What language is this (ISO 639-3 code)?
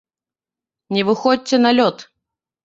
bel